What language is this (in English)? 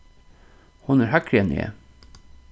Faroese